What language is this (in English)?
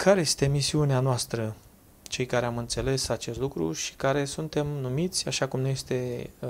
Romanian